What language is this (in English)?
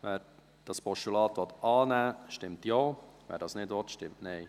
Swiss German